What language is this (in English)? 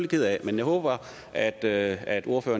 Danish